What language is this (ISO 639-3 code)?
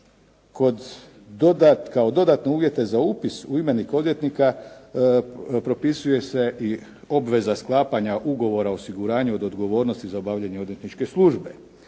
hrv